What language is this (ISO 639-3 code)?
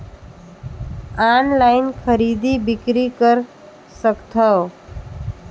hne